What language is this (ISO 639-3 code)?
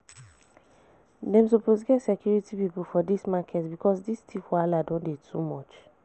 pcm